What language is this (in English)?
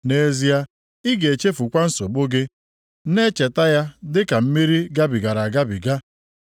Igbo